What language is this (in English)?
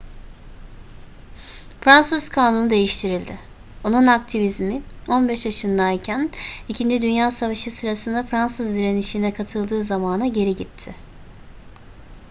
Turkish